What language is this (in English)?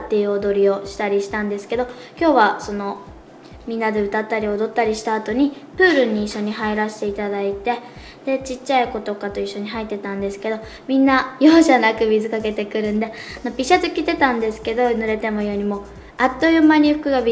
Japanese